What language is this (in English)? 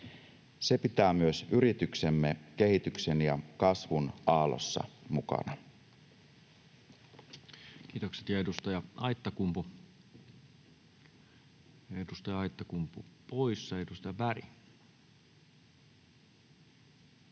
Finnish